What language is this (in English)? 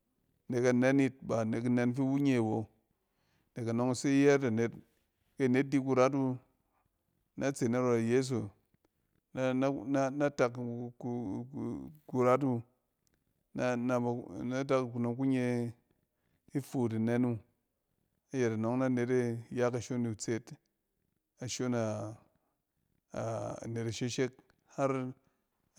Cen